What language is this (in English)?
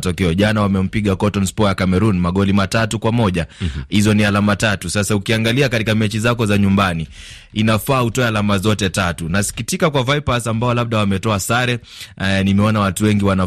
Swahili